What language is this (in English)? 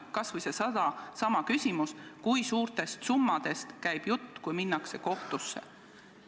Estonian